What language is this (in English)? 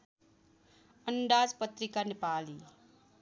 Nepali